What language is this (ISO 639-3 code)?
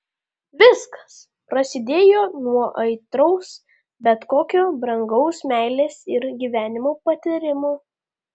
lit